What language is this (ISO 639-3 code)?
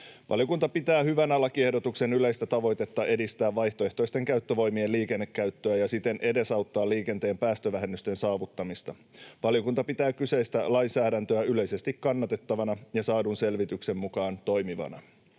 fin